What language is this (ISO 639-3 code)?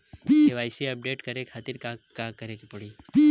bho